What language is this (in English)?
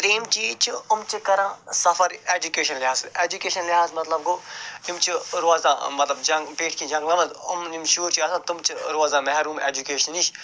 Kashmiri